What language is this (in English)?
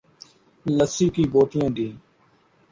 Urdu